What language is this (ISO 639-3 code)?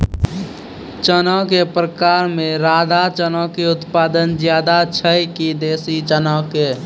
mai